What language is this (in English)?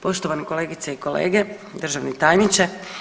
Croatian